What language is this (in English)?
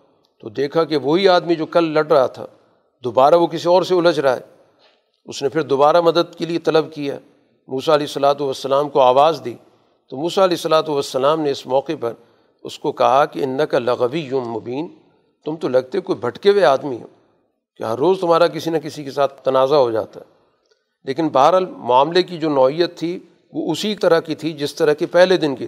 Urdu